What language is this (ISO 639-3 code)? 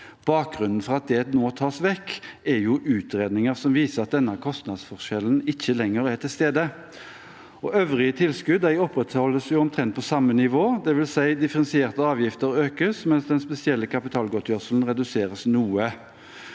nor